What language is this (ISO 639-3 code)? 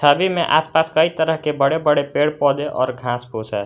hin